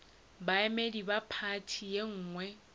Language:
Northern Sotho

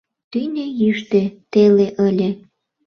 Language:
Mari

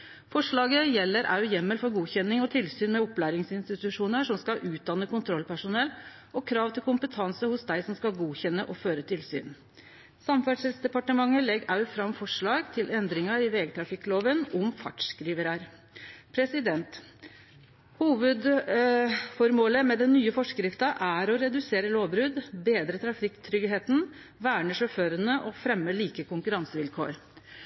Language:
Norwegian Nynorsk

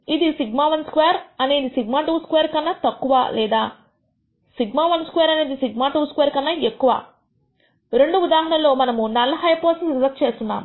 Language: Telugu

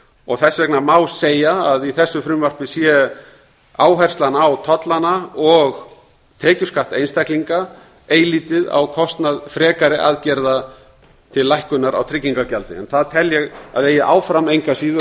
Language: Icelandic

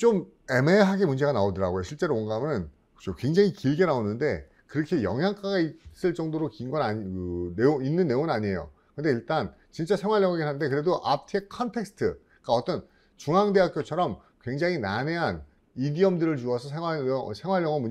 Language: Korean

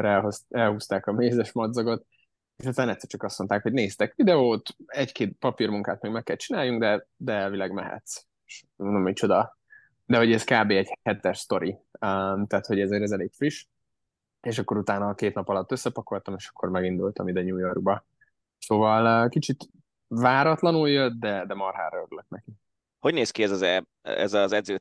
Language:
Hungarian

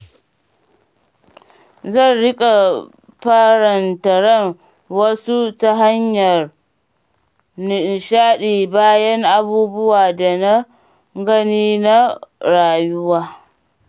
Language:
Hausa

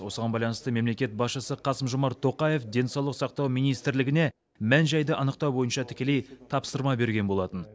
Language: Kazakh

